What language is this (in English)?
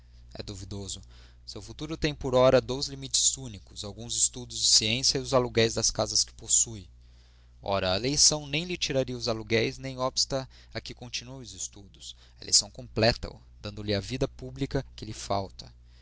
Portuguese